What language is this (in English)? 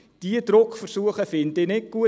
Swiss German